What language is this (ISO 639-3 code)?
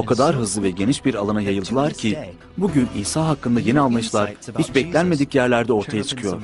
tur